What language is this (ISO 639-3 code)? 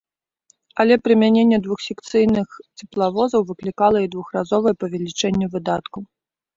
bel